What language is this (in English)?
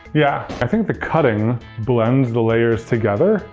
English